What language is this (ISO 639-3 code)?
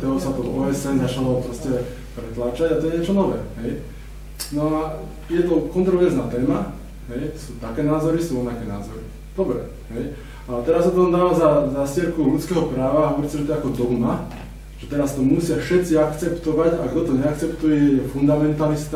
slk